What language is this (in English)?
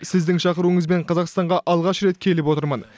Kazakh